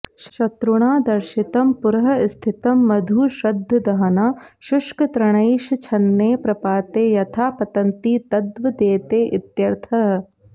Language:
Sanskrit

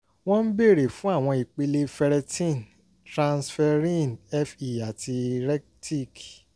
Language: Yoruba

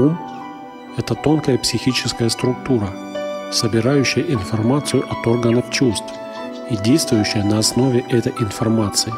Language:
Russian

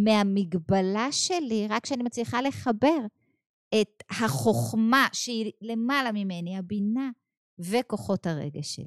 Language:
Hebrew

